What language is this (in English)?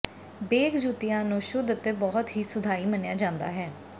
Punjabi